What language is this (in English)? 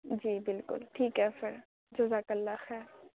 Urdu